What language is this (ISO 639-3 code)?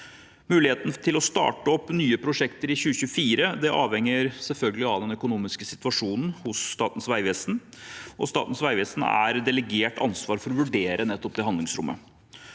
nor